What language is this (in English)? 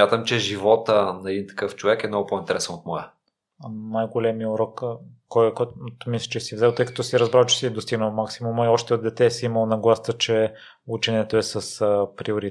Bulgarian